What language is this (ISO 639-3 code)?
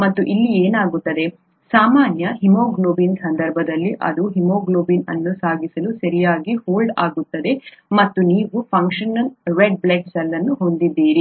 kan